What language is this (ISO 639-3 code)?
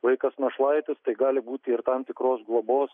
lit